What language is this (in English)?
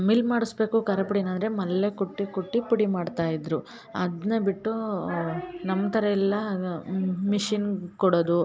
Kannada